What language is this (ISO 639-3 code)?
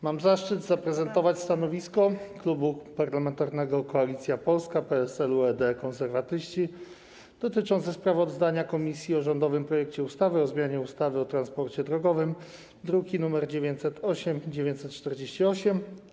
pol